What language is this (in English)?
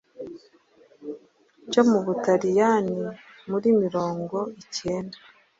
Kinyarwanda